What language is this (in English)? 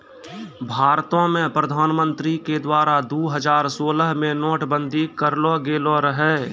Maithili